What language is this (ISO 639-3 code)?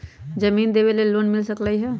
mag